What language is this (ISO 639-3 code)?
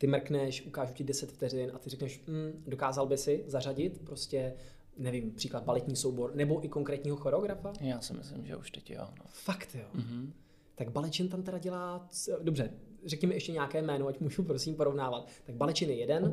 ces